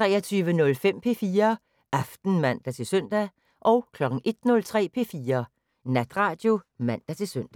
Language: Danish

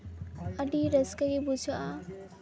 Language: Santali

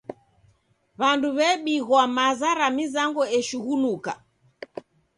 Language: Taita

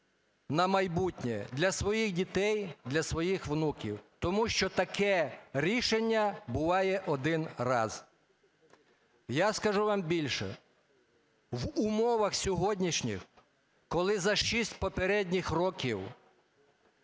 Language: Ukrainian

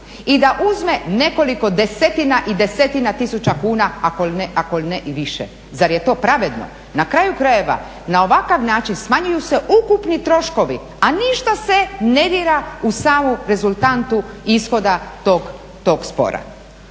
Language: Croatian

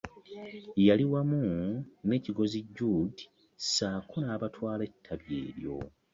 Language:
Ganda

